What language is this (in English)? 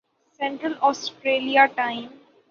Urdu